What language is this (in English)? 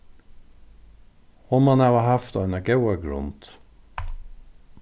Faroese